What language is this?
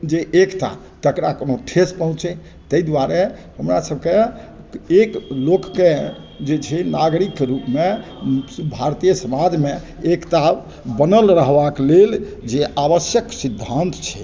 Maithili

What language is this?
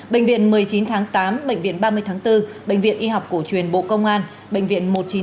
Vietnamese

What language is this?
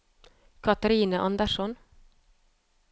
Norwegian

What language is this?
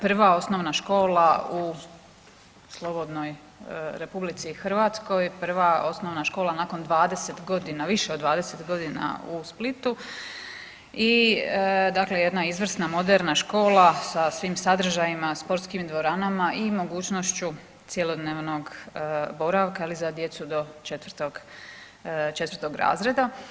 Croatian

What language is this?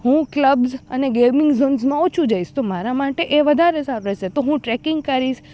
Gujarati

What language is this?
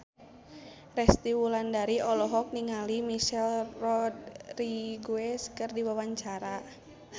Sundanese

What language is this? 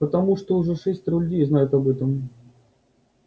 Russian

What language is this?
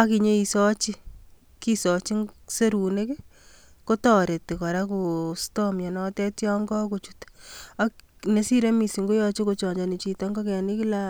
Kalenjin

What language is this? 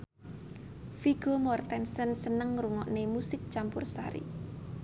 Javanese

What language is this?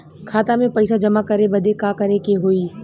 Bhojpuri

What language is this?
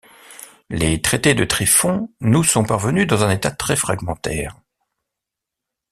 French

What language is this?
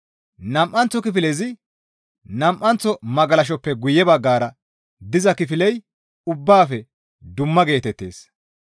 Gamo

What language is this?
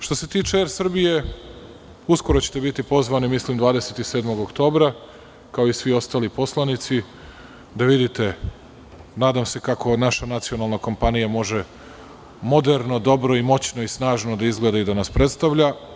Serbian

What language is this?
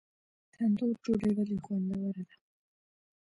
Pashto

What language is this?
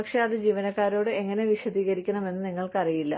Malayalam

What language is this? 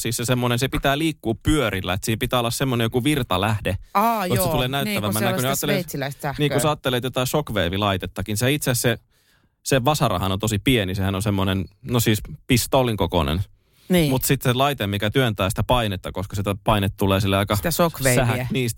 Finnish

